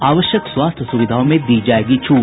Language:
Hindi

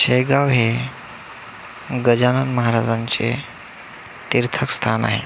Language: Marathi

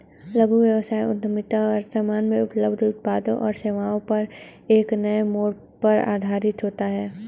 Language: Hindi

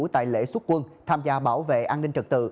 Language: Vietnamese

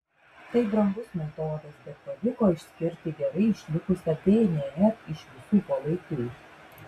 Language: Lithuanian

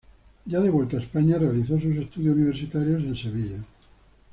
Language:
Spanish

